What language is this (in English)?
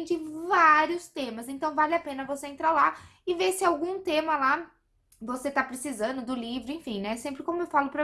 Portuguese